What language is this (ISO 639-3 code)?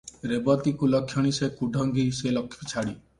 ori